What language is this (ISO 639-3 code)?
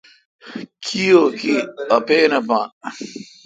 xka